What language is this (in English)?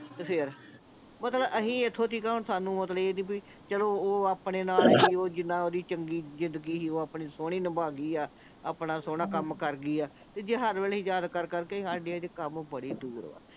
Punjabi